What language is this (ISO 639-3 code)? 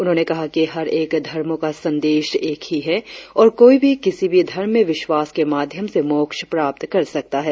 hin